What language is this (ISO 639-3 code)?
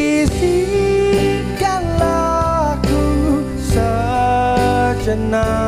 ind